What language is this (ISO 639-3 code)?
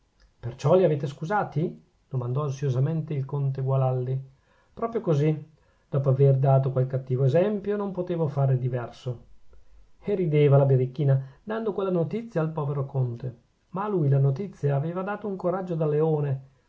ita